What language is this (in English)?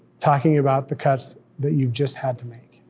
English